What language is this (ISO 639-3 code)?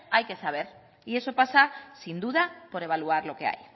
spa